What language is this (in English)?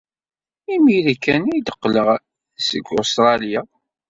Kabyle